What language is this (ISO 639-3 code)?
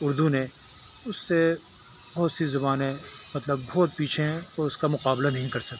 urd